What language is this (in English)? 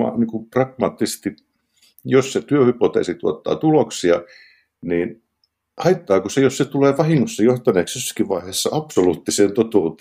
Finnish